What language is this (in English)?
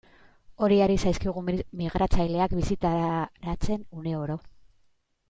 Basque